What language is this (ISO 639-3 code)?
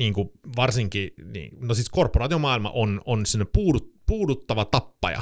fin